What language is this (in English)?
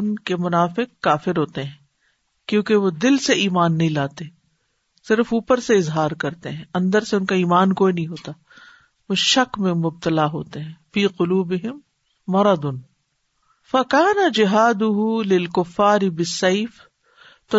Urdu